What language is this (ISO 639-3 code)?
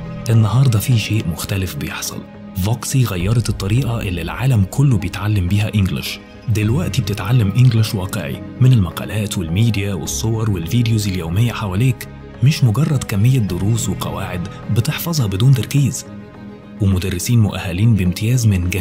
ara